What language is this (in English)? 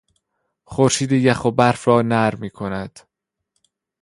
Persian